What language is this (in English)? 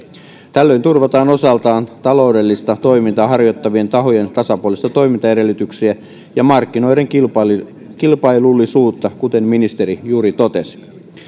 Finnish